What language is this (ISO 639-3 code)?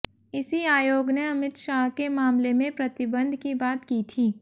hin